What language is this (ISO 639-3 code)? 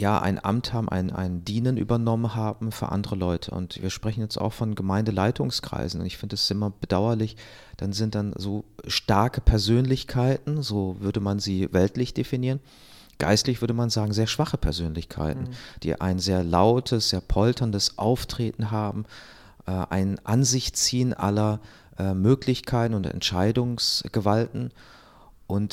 deu